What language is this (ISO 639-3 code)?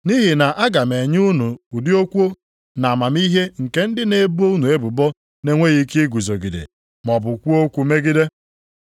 ibo